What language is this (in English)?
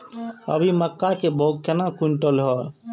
Maithili